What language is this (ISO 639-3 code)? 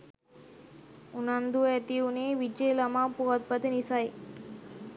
sin